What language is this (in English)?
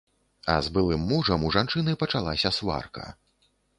Belarusian